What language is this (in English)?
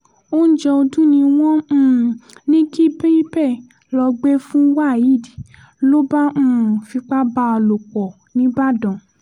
Yoruba